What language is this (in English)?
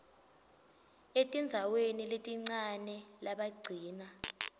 Swati